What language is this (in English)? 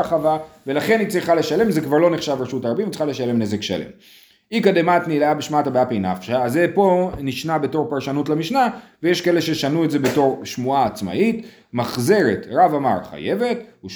Hebrew